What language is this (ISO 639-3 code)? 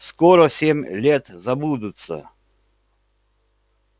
rus